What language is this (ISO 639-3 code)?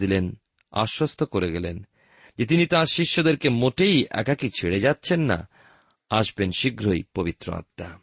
ben